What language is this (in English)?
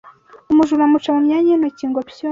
Kinyarwanda